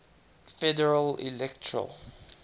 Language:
English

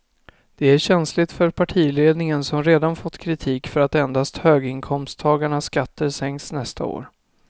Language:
Swedish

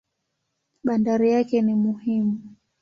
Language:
Swahili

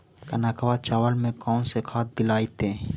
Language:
Magahi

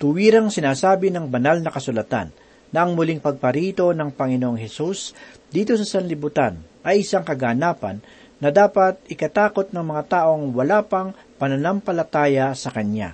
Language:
Filipino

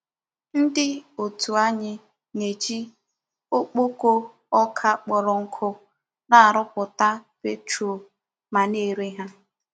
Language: Igbo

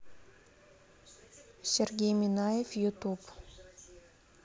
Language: Russian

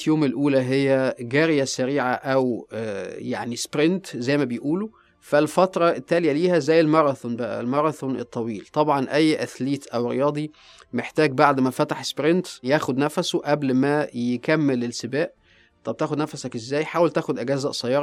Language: Arabic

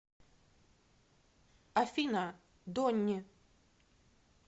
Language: Russian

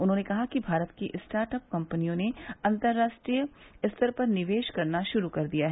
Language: Hindi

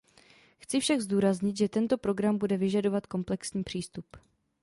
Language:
Czech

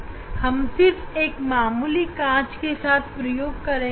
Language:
Hindi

